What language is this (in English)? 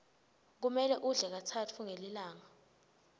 Swati